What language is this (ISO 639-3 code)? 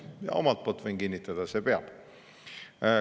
est